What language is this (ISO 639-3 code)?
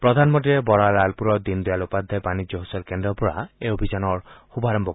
asm